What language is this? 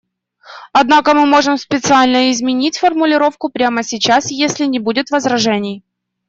Russian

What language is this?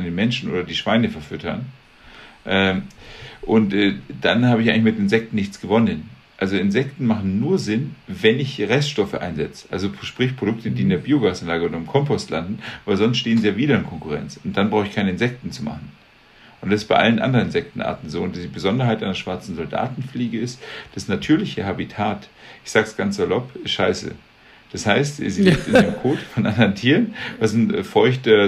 German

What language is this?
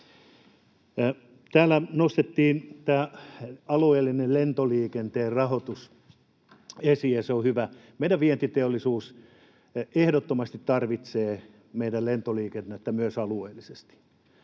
Finnish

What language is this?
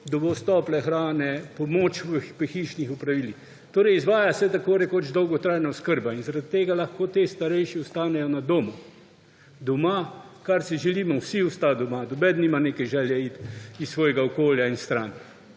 Slovenian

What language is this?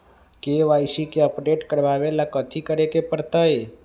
Magahi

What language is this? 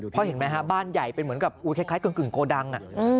Thai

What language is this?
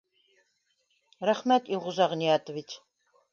Bashkir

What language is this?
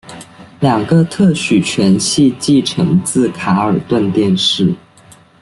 Chinese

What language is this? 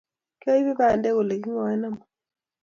Kalenjin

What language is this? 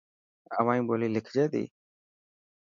Dhatki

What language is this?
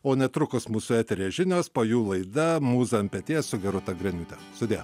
Lithuanian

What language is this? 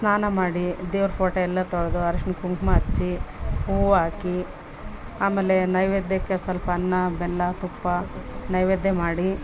Kannada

